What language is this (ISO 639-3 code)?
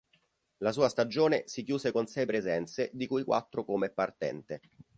ita